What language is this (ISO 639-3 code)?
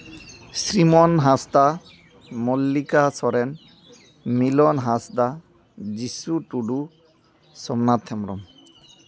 sat